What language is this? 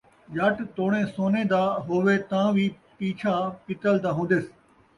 Saraiki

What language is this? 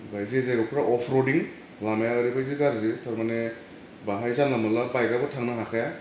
Bodo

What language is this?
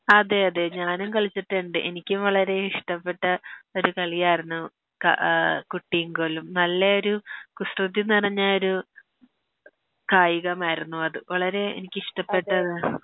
Malayalam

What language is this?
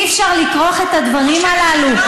Hebrew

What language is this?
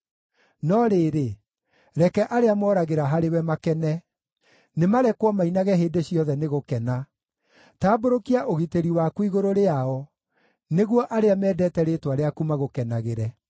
Kikuyu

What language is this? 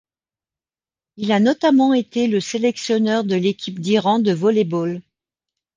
French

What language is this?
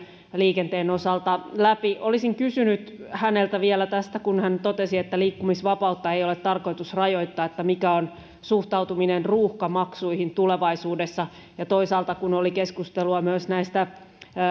Finnish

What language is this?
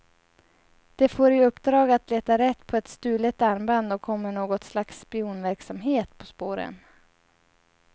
Swedish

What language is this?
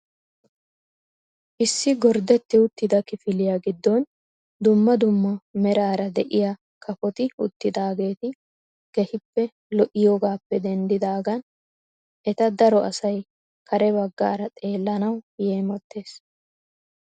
Wolaytta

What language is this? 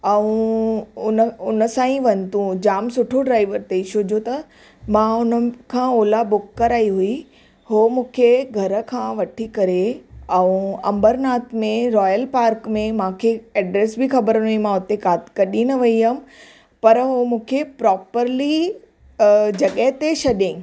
Sindhi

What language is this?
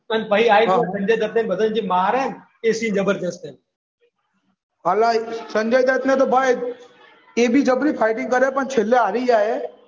Gujarati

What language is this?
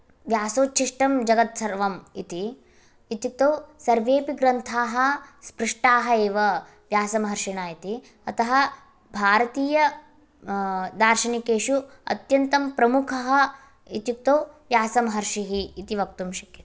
Sanskrit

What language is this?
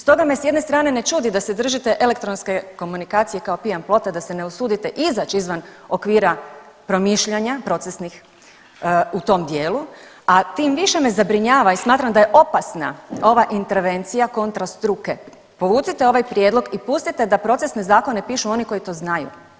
Croatian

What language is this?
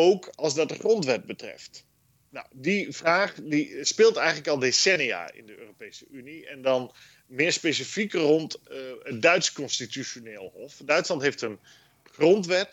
Dutch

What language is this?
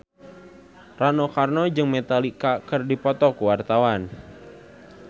Sundanese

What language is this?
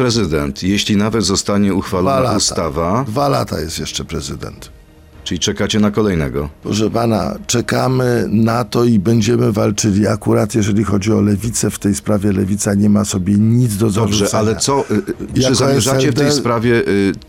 Polish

